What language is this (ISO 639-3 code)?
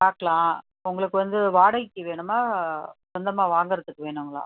tam